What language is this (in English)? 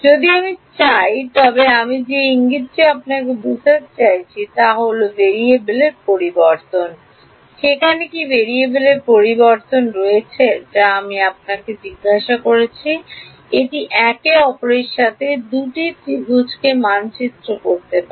Bangla